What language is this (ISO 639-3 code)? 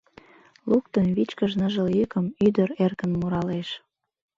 chm